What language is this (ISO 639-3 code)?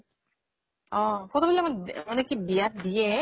asm